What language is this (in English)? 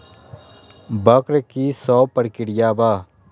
Magahi